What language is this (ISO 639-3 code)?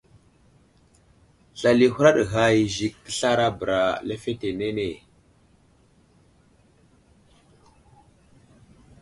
udl